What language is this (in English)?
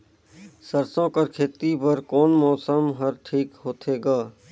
Chhattisgarhi